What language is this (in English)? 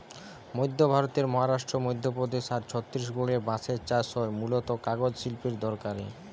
Bangla